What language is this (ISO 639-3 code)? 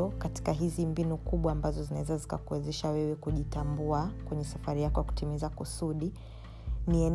swa